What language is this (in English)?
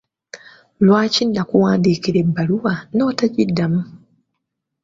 Ganda